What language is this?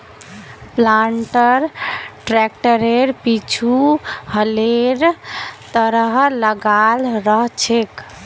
Magahi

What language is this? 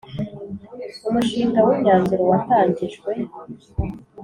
Kinyarwanda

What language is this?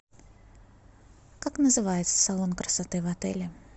Russian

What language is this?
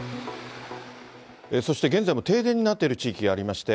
Japanese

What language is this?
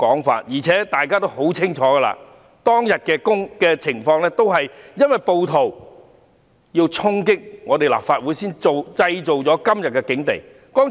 Cantonese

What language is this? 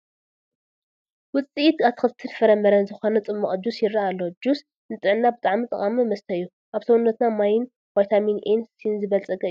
Tigrinya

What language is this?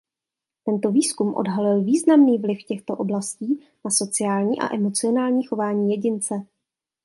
Czech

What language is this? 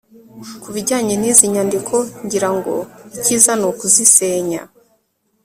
Kinyarwanda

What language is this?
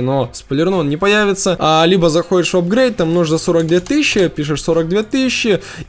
Russian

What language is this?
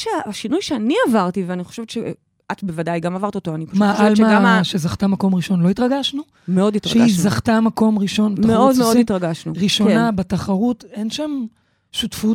Hebrew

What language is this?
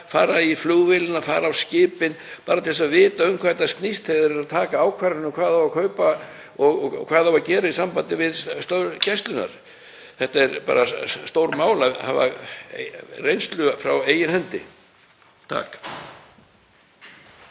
Icelandic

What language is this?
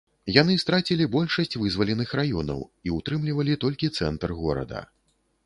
Belarusian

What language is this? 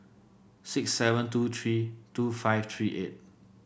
English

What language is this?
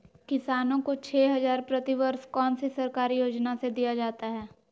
Magahi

